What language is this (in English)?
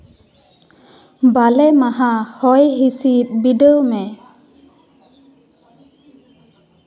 Santali